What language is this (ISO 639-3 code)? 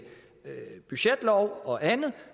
dan